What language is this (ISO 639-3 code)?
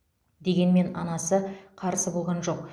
kaz